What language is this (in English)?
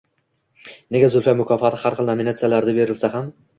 Uzbek